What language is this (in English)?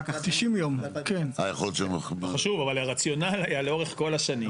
Hebrew